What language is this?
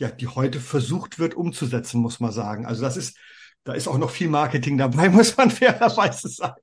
German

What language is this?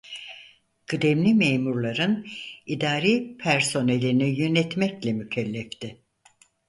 Turkish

